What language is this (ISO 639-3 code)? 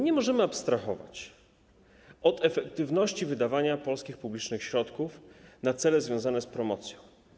pol